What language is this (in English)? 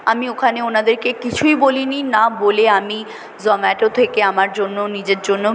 Bangla